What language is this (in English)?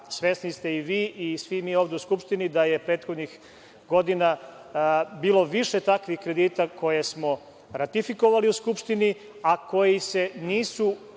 Serbian